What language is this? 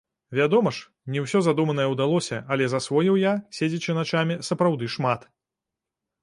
Belarusian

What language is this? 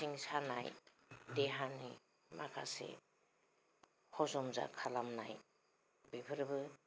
Bodo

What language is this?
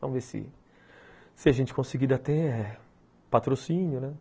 Portuguese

